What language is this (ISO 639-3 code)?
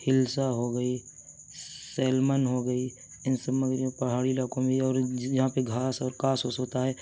urd